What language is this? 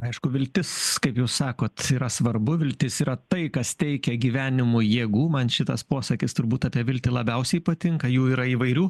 Lithuanian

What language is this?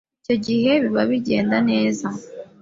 Kinyarwanda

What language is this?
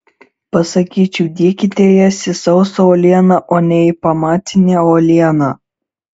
Lithuanian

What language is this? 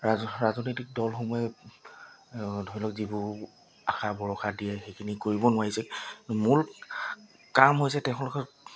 Assamese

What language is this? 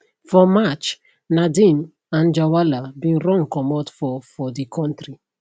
Nigerian Pidgin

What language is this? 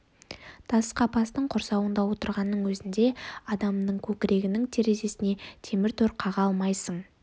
Kazakh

